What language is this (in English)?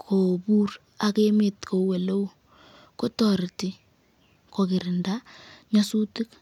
Kalenjin